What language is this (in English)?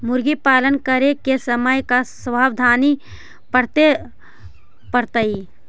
Magahi